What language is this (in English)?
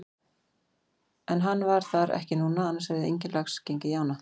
Icelandic